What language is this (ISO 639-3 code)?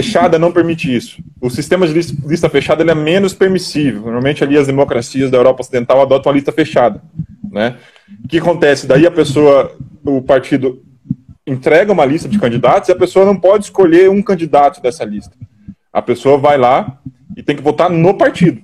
por